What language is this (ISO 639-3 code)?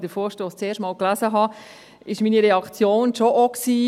gsw